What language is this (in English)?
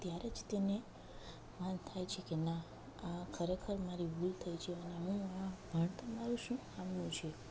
Gujarati